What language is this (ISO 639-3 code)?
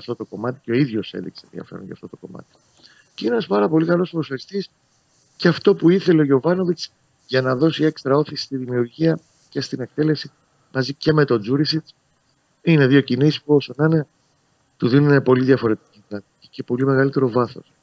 ell